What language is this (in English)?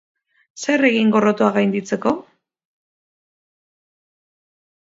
Basque